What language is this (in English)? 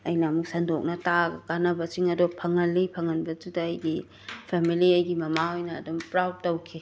Manipuri